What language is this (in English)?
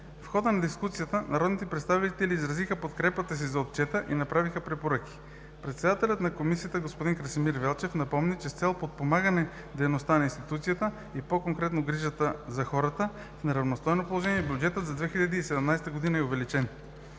Bulgarian